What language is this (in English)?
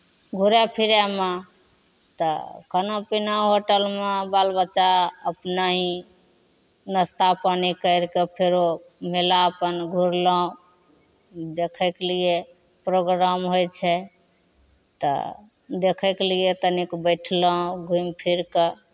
Maithili